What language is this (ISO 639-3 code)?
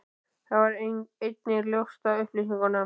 isl